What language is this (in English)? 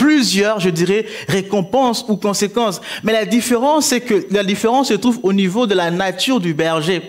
French